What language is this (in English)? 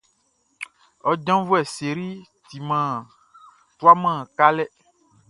Baoulé